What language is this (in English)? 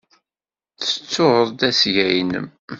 Kabyle